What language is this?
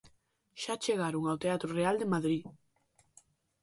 Galician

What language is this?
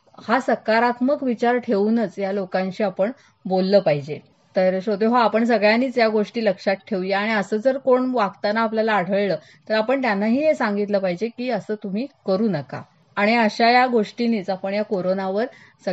Marathi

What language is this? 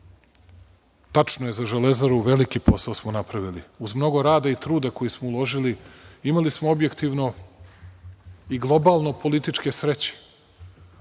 Serbian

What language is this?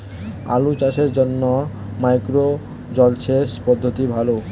Bangla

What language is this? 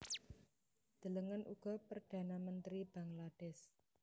Javanese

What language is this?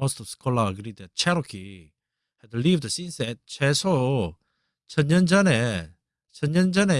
Korean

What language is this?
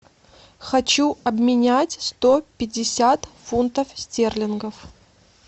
Russian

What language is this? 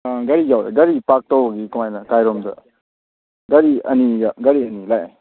Manipuri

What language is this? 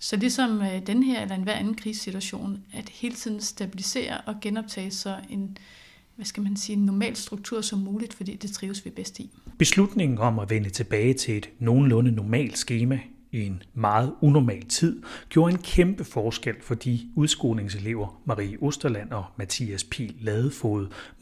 Danish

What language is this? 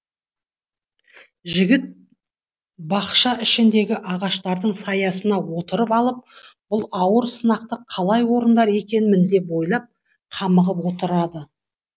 Kazakh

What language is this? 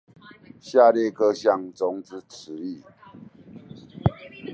Chinese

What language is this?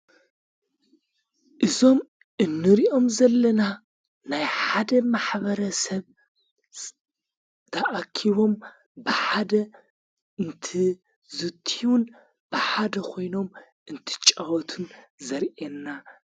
Tigrinya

